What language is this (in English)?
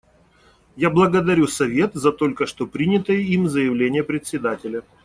Russian